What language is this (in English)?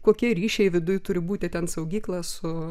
Lithuanian